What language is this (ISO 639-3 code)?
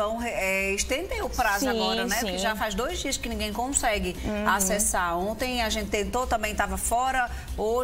por